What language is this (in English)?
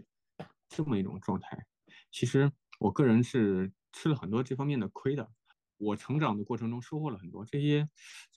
Chinese